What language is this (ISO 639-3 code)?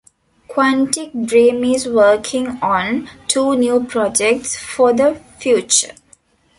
eng